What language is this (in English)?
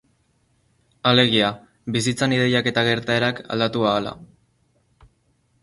Basque